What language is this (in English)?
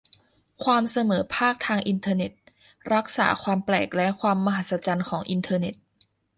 Thai